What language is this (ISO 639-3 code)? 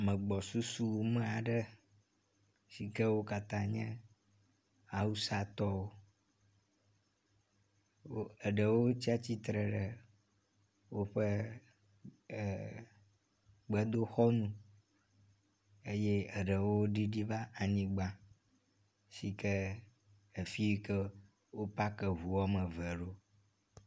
ewe